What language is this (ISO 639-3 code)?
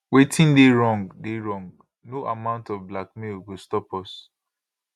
pcm